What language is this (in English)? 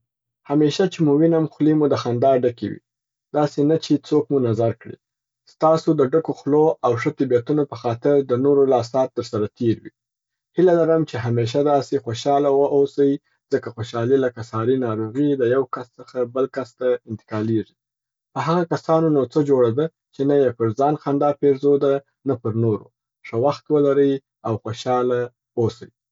Southern Pashto